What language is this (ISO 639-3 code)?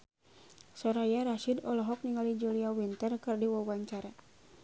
sun